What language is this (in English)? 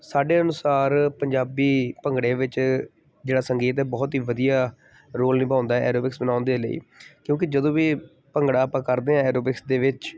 Punjabi